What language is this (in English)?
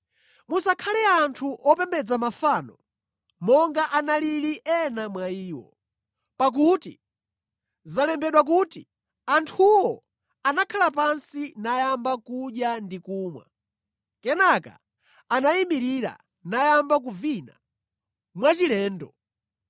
Nyanja